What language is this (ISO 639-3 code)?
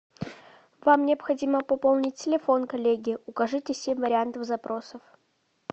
rus